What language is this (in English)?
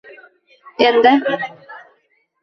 Uzbek